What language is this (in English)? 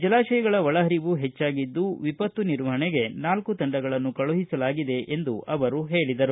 Kannada